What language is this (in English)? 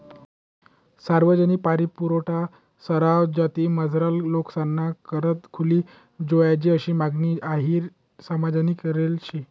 Marathi